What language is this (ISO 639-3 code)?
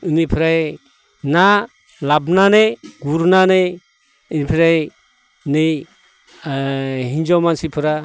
brx